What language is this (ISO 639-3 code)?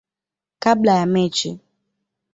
swa